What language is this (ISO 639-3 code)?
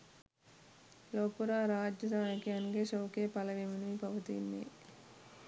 sin